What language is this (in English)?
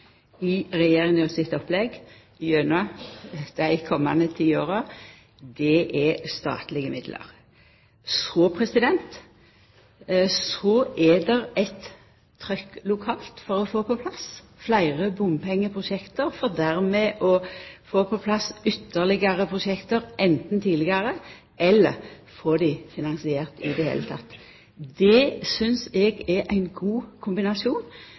Norwegian Nynorsk